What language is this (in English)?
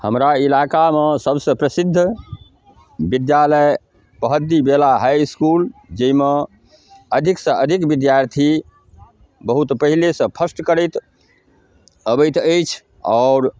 Maithili